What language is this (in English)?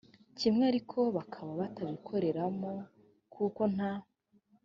Kinyarwanda